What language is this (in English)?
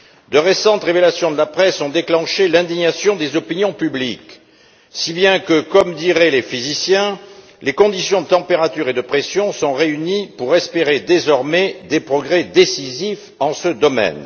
French